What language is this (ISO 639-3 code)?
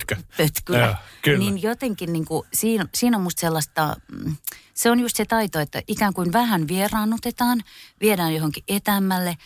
fin